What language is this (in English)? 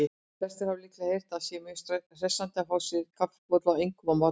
Icelandic